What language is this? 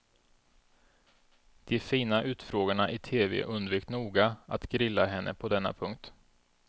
Swedish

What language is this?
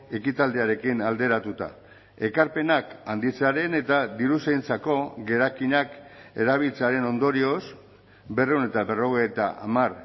Basque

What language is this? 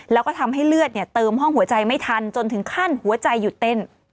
Thai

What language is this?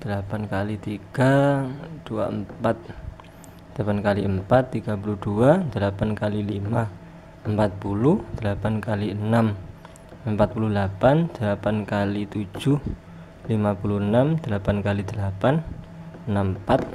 Indonesian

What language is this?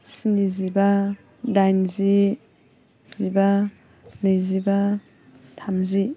Bodo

